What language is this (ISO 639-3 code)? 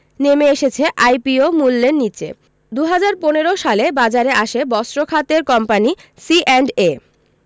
ben